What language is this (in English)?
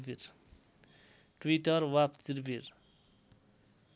Nepali